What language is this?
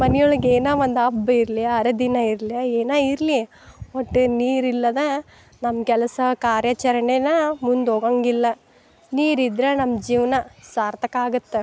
Kannada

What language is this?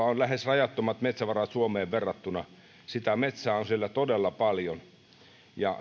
Finnish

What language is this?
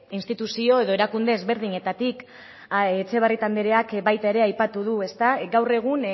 Basque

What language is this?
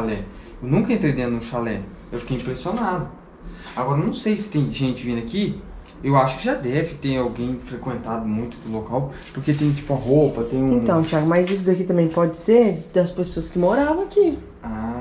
Portuguese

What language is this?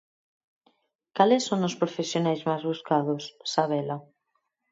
Galician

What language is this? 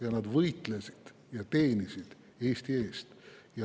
Estonian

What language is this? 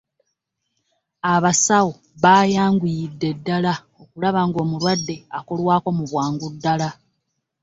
Ganda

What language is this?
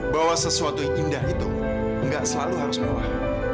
Indonesian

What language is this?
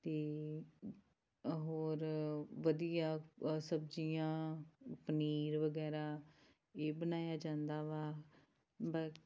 Punjabi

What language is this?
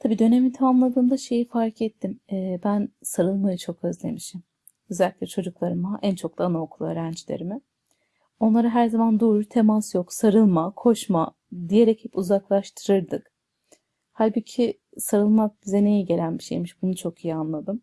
Turkish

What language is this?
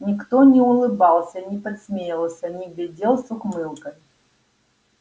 Russian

